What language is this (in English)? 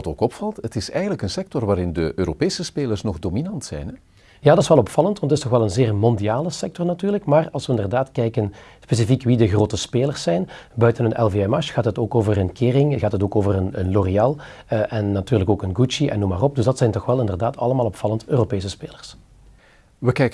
Dutch